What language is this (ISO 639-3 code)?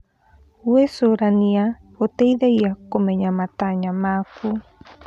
kik